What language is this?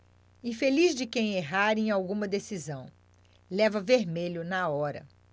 Portuguese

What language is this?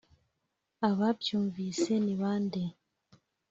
Kinyarwanda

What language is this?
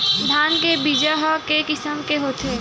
Chhattisgarhi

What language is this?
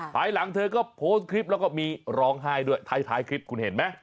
Thai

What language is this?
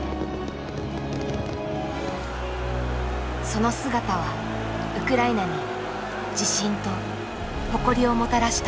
Japanese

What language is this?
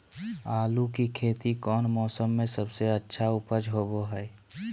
Magahi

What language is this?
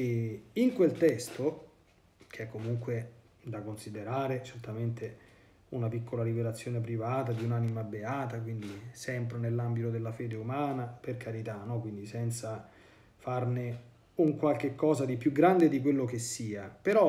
Italian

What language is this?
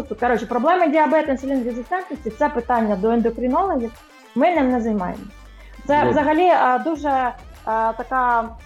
Ukrainian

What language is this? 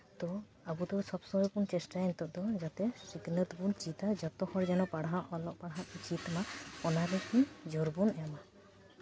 Santali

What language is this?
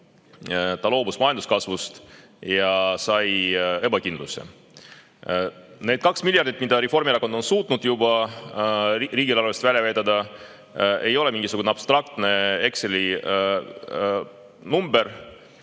Estonian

